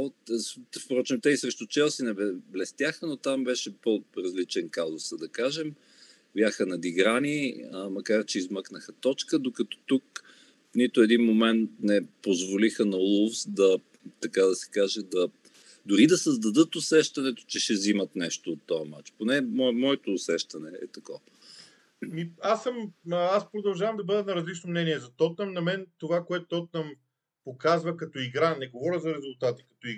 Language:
Bulgarian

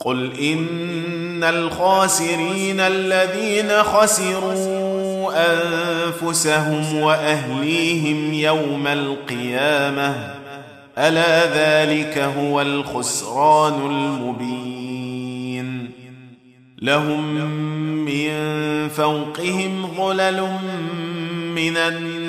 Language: Arabic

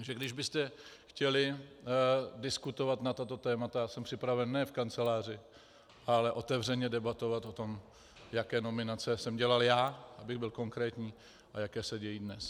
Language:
Czech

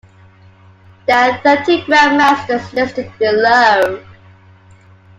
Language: English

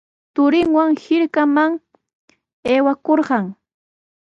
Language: Sihuas Ancash Quechua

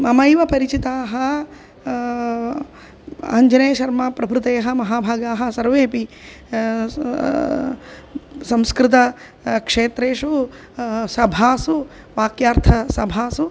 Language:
Sanskrit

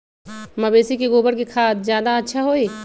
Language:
Magahi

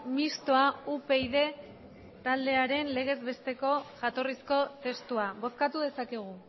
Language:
Basque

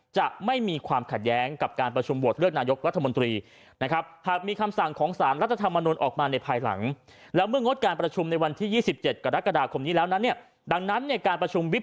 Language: Thai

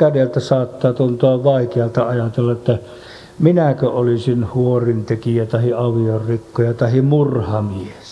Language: Finnish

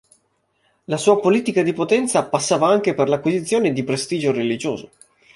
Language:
Italian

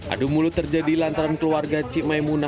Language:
Indonesian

